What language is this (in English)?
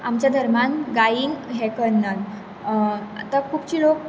Konkani